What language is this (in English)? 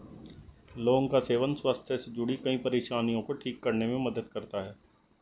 Hindi